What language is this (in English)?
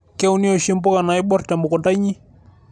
Masai